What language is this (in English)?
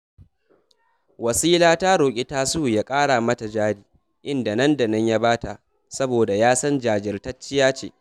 Hausa